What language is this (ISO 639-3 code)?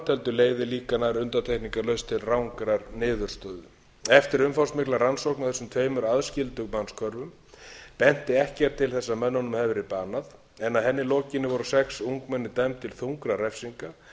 isl